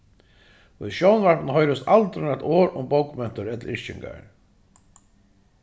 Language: Faroese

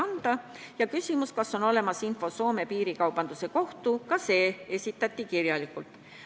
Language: Estonian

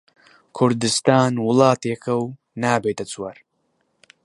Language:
Central Kurdish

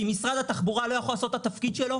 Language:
Hebrew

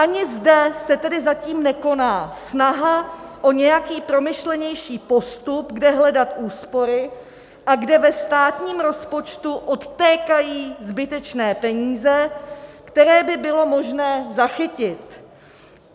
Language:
Czech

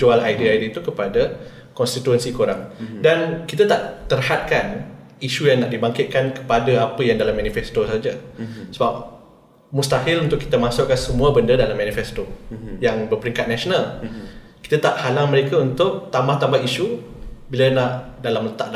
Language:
Malay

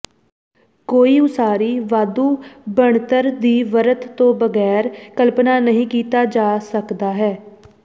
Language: Punjabi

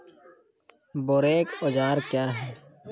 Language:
Maithili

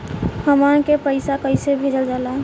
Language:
Bhojpuri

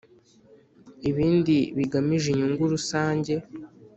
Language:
Kinyarwanda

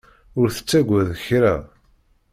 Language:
Kabyle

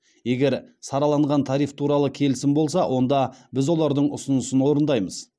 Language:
Kazakh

